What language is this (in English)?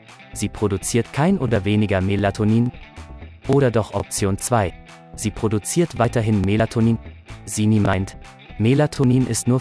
German